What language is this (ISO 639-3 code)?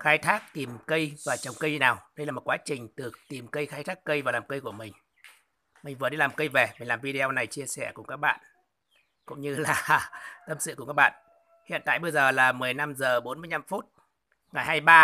vie